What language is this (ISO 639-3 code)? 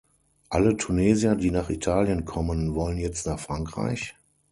deu